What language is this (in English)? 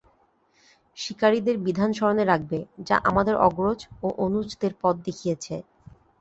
Bangla